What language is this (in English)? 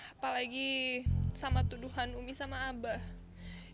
Indonesian